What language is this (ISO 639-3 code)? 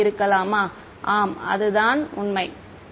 tam